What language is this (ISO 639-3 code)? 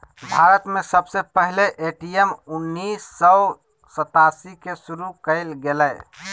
mag